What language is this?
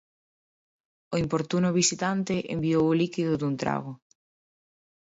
Galician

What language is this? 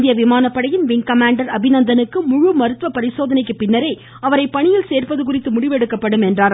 Tamil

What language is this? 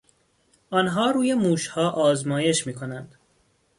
Persian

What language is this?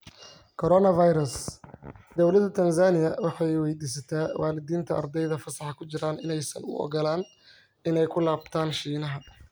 Somali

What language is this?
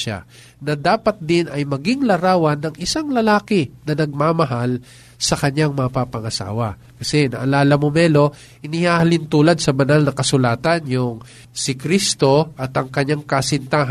Filipino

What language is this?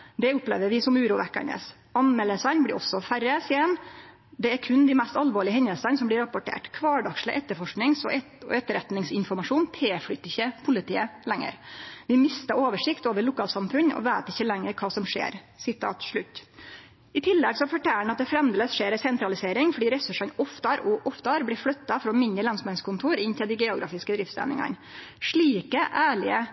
Norwegian Nynorsk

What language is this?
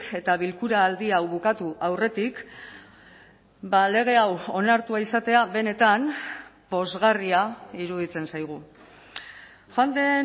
Basque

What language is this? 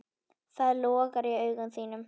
Icelandic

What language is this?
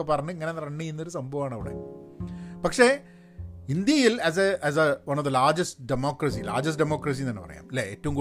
Malayalam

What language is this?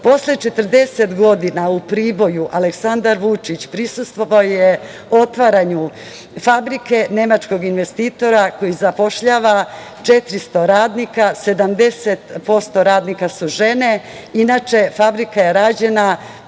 Serbian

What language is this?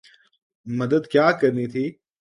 Urdu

